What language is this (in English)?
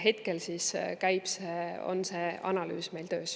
Estonian